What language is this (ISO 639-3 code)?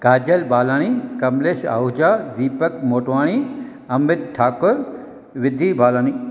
snd